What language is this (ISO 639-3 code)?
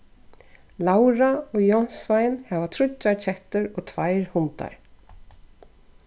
fao